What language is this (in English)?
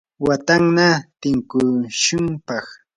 Yanahuanca Pasco Quechua